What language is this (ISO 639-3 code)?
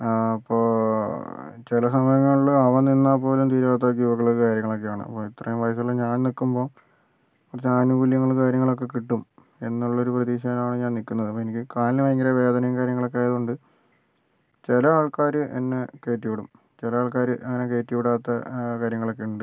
mal